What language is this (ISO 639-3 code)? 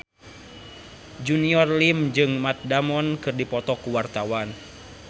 sun